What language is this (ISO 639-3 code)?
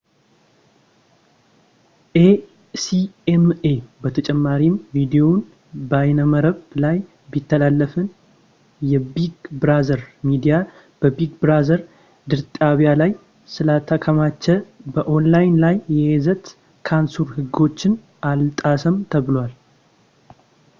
amh